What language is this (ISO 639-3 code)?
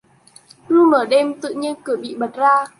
vie